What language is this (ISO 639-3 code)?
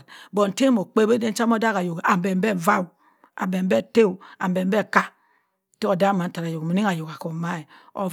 mfn